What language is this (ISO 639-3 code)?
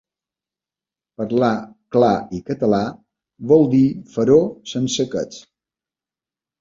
cat